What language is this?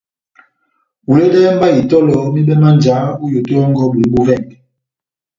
Batanga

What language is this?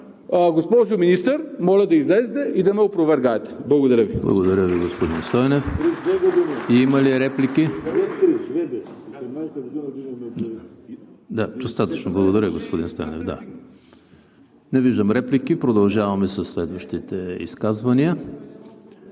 Bulgarian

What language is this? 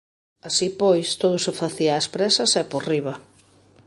Galician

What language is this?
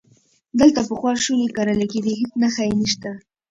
Pashto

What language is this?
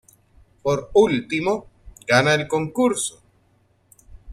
Spanish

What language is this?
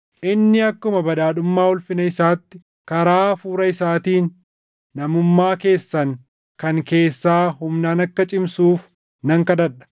Oromo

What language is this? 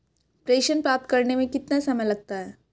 Hindi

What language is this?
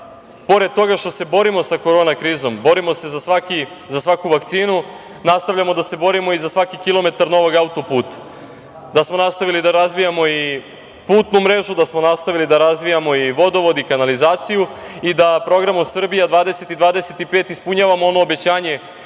Serbian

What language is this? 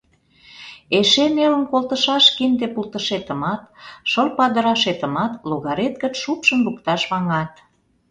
Mari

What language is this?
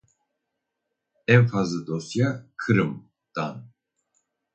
Turkish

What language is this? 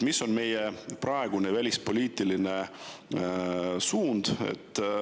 Estonian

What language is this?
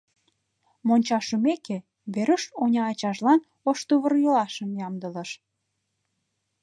Mari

